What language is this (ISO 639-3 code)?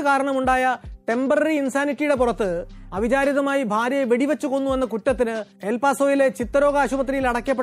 mal